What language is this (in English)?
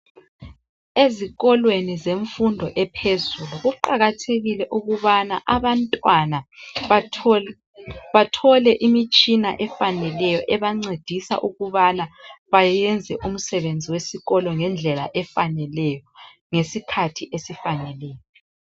North Ndebele